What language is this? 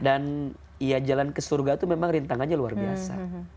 Indonesian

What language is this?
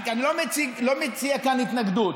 Hebrew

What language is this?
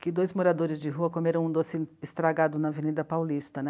Portuguese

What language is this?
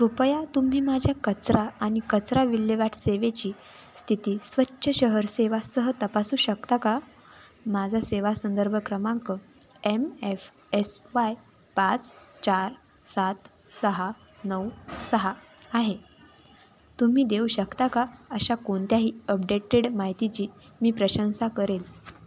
Marathi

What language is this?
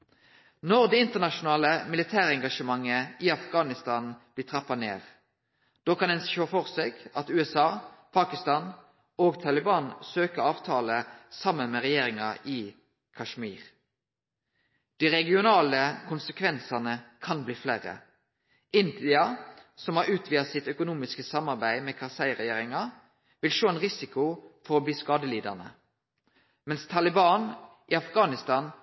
Norwegian Nynorsk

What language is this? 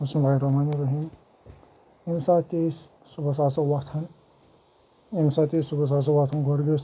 Kashmiri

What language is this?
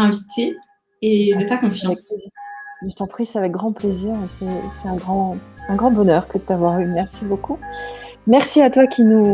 French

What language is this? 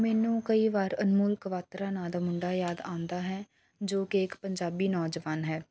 Punjabi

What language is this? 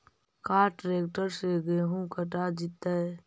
Magahi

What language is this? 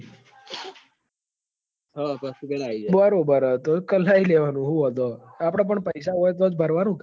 Gujarati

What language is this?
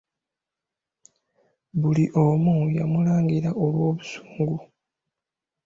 Ganda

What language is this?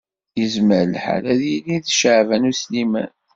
Kabyle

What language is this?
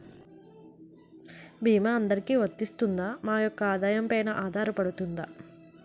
Telugu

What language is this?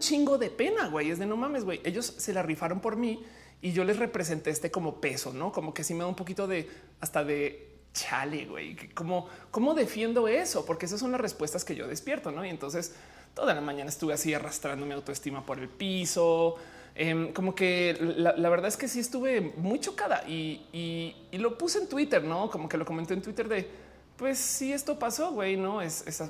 Spanish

